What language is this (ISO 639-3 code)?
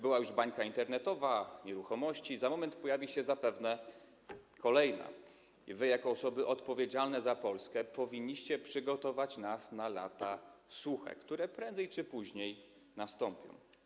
pol